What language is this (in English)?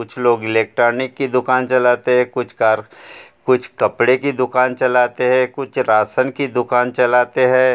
Hindi